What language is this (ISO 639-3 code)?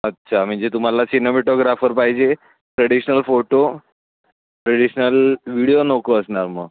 mar